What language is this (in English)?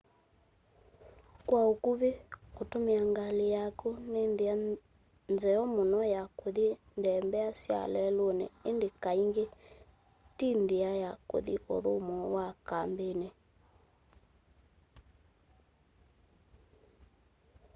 Kamba